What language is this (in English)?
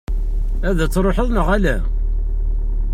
Kabyle